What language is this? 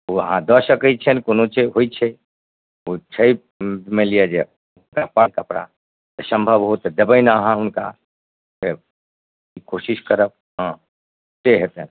Maithili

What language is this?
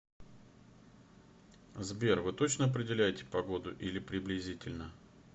Russian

